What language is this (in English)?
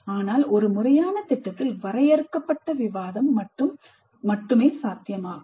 Tamil